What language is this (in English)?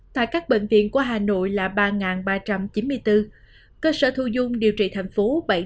Vietnamese